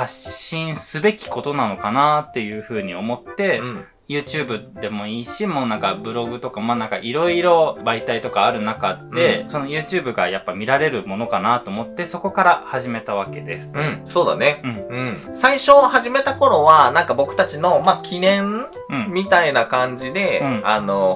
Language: Japanese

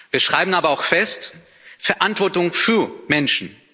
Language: German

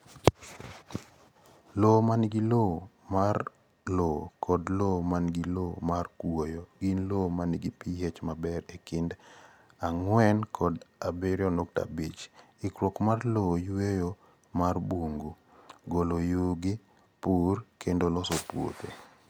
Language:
Luo (Kenya and Tanzania)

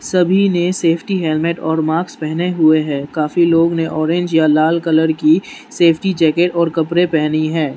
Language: Hindi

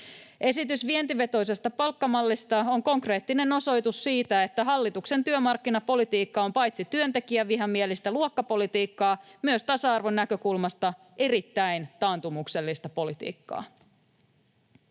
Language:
Finnish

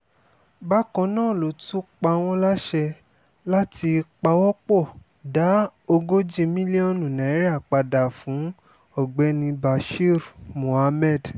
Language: Yoruba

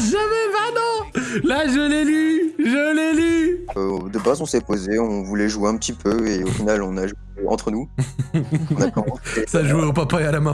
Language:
French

